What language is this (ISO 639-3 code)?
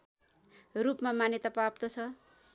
nep